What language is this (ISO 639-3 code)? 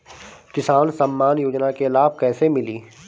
bho